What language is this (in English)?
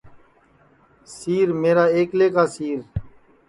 Sansi